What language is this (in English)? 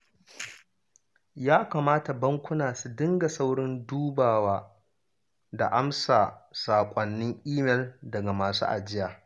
Hausa